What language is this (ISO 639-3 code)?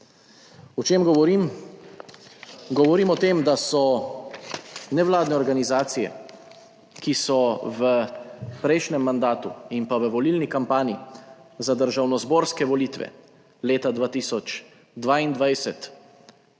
slv